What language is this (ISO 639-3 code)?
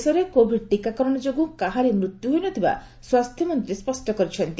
ori